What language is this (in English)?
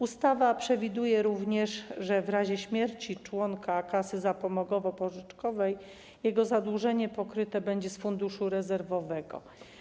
Polish